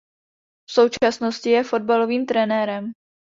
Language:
Czech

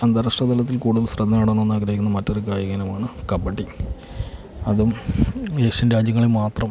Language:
Malayalam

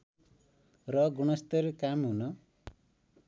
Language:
Nepali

